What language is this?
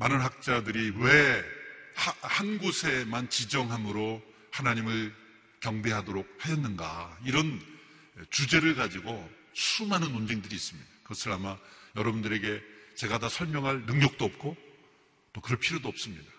Korean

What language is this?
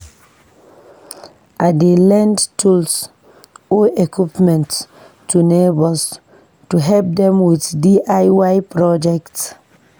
Nigerian Pidgin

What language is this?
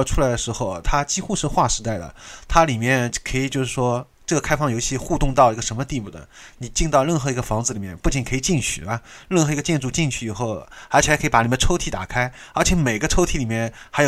Chinese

